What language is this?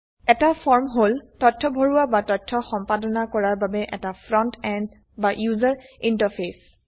Assamese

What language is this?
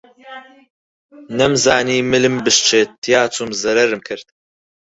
Central Kurdish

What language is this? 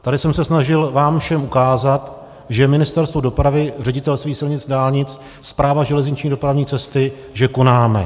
Czech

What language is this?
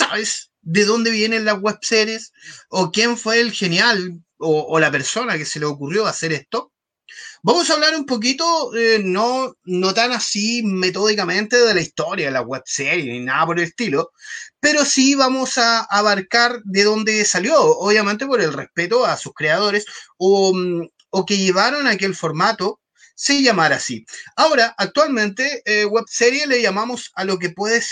Spanish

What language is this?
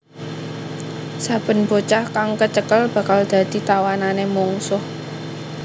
Javanese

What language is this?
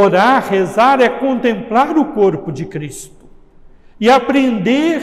Portuguese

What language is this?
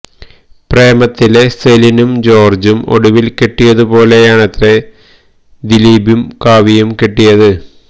Malayalam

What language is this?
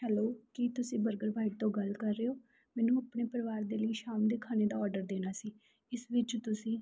Punjabi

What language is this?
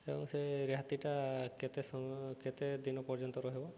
Odia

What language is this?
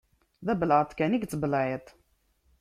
Kabyle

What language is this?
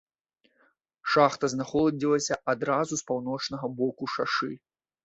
Belarusian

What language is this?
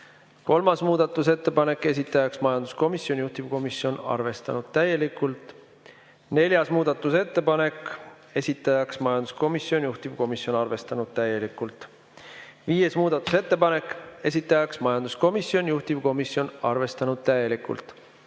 Estonian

